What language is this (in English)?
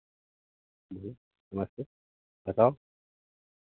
Hindi